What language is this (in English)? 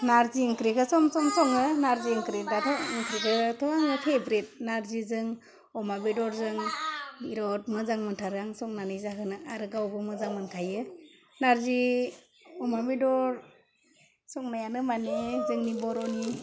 Bodo